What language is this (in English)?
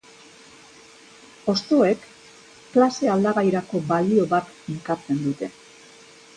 Basque